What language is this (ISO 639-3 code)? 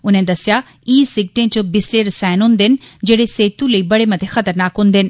doi